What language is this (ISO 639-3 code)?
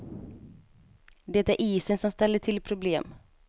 swe